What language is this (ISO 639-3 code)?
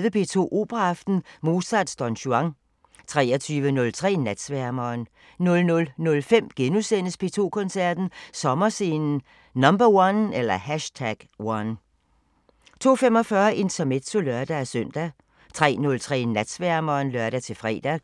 dan